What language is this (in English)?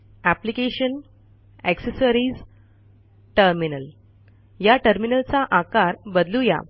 Marathi